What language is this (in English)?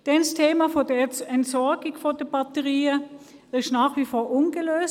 Swiss German